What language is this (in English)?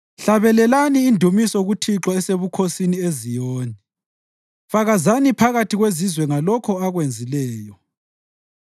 North Ndebele